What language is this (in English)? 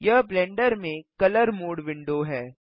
Hindi